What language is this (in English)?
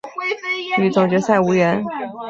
Chinese